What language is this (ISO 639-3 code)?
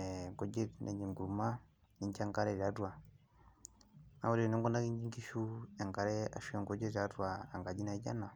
mas